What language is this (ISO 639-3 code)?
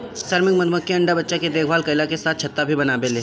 bho